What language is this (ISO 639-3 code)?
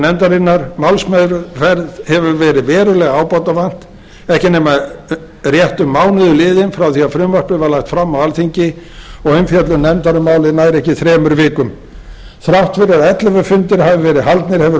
isl